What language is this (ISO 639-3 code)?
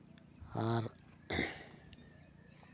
sat